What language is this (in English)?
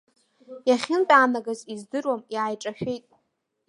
Abkhazian